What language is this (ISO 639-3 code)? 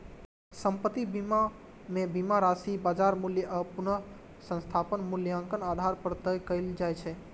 mai